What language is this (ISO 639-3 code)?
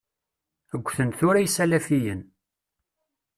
kab